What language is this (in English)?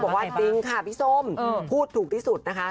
Thai